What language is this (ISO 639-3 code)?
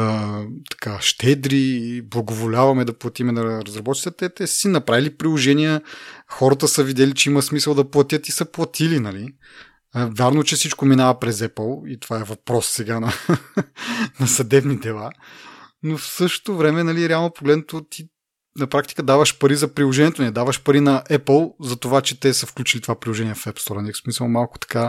bul